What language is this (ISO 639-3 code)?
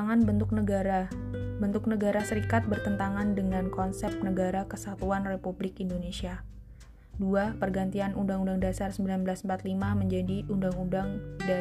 ind